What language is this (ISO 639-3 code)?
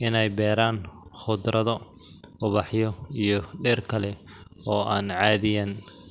som